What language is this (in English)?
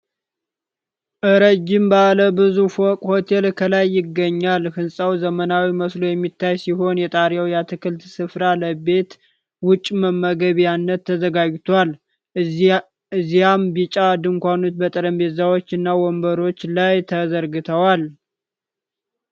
Amharic